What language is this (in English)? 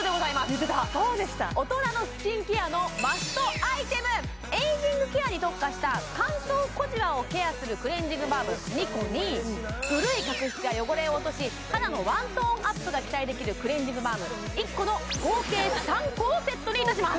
Japanese